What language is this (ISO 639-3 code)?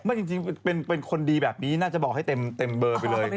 tha